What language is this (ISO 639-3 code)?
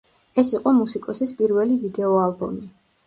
kat